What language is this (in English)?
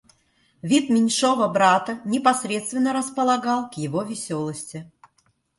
Russian